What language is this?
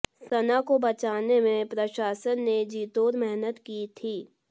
Hindi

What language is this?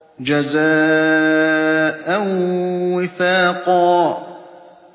Arabic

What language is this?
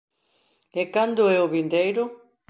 Galician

